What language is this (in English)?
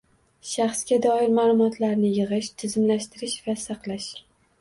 Uzbek